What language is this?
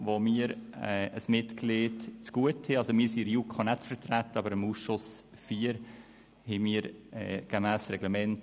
Swiss German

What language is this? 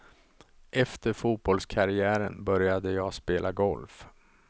Swedish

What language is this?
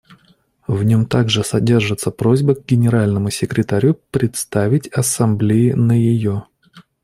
Russian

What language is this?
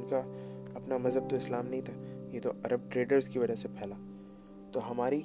Urdu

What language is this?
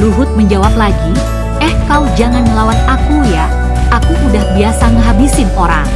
Indonesian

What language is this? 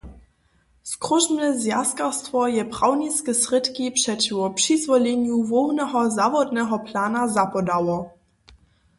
Upper Sorbian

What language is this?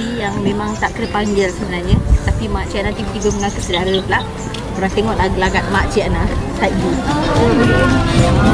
Malay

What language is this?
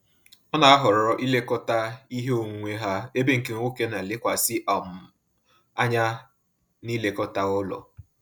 Igbo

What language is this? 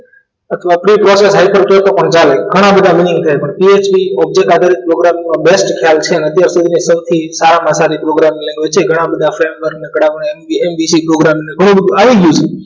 Gujarati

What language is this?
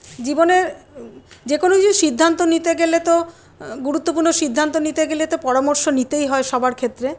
Bangla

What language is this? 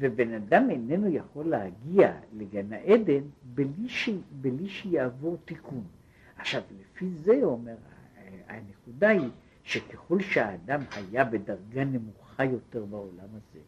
Hebrew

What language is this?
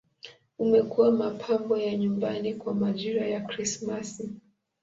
Swahili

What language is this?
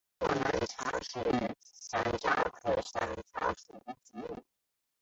Chinese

